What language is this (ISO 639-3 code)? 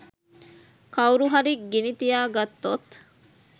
sin